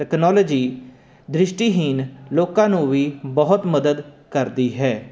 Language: Punjabi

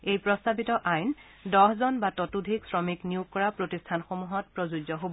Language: Assamese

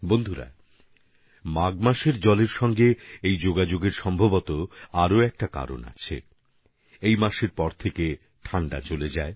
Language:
Bangla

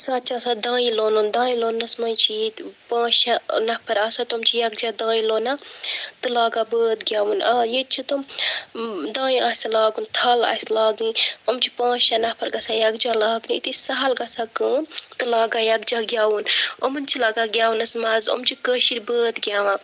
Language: Kashmiri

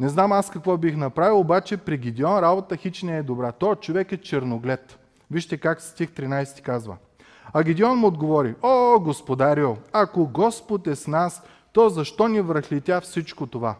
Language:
Bulgarian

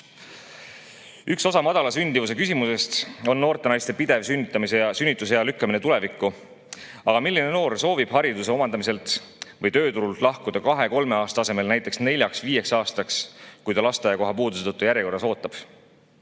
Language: Estonian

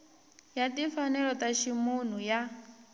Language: Tsonga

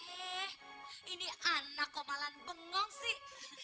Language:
Indonesian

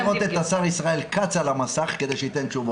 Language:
Hebrew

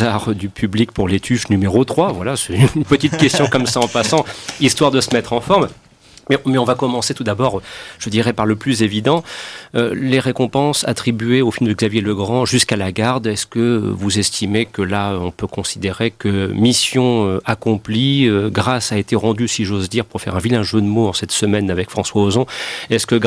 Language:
French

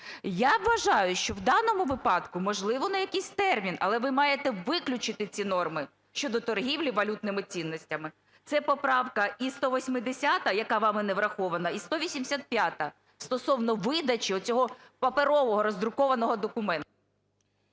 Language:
Ukrainian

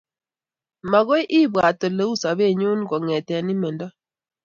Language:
Kalenjin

